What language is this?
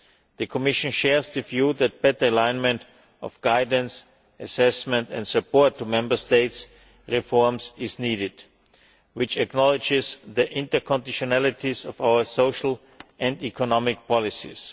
English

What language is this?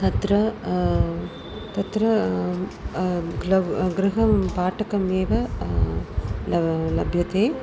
Sanskrit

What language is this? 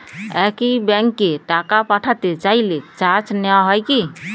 Bangla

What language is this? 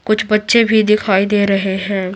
Hindi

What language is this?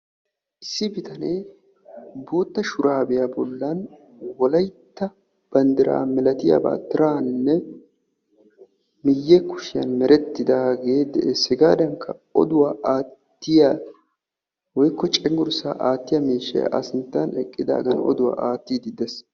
Wolaytta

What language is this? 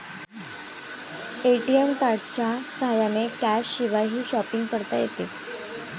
Marathi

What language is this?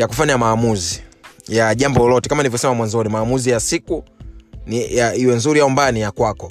Swahili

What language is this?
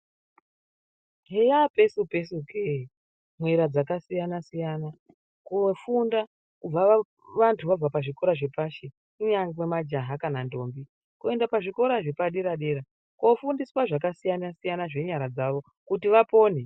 Ndau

